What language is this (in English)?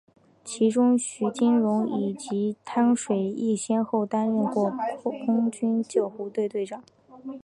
Chinese